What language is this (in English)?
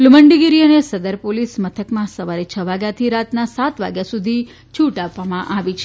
Gujarati